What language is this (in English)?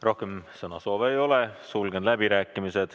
Estonian